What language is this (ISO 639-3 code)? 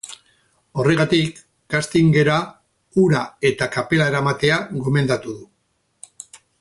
eus